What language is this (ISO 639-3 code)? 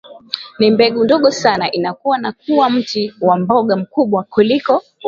swa